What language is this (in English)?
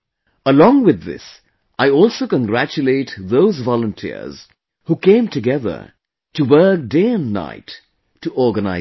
English